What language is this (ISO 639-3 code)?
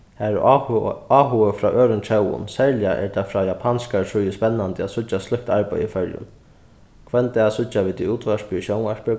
fao